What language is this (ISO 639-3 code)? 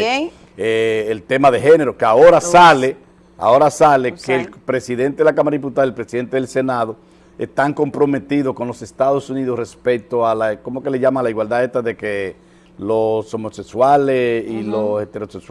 spa